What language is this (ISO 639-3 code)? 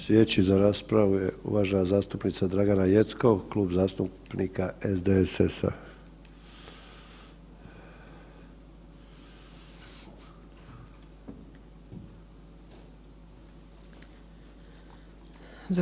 hrv